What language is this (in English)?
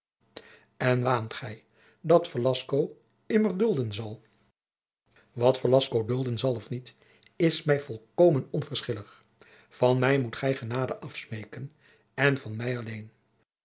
Dutch